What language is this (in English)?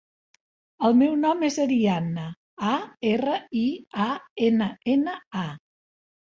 Catalan